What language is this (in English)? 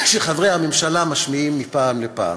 Hebrew